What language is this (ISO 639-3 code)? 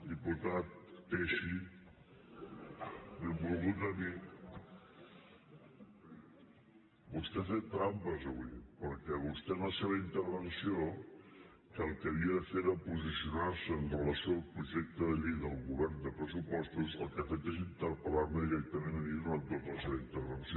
cat